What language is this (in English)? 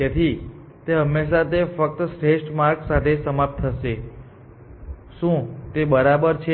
Gujarati